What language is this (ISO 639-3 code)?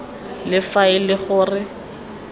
tsn